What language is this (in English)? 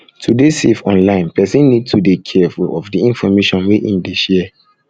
Nigerian Pidgin